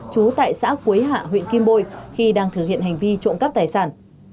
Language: Vietnamese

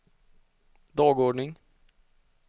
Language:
Swedish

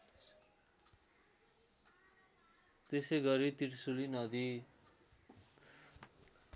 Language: Nepali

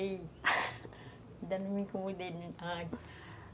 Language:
Portuguese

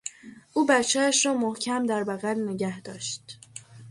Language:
Persian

